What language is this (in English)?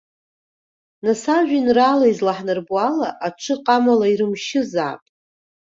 Abkhazian